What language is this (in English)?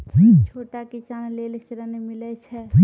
Maithili